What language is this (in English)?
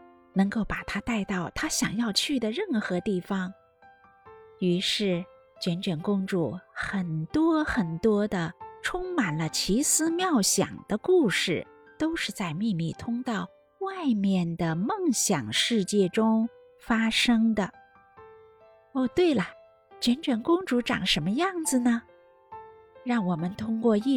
Chinese